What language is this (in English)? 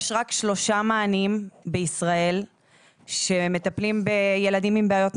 Hebrew